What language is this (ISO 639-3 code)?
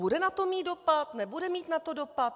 ces